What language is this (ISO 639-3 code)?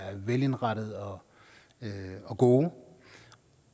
dan